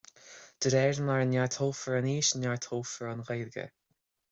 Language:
Irish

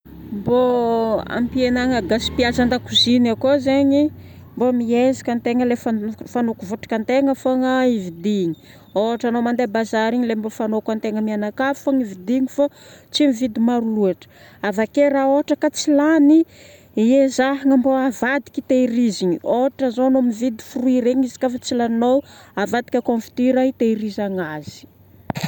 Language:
Northern Betsimisaraka Malagasy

